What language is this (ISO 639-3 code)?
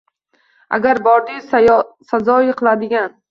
uzb